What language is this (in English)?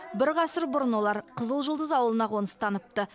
Kazakh